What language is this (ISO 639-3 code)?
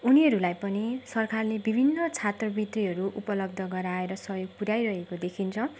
nep